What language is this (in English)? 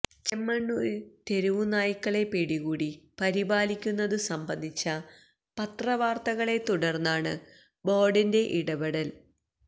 Malayalam